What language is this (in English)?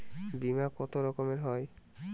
Bangla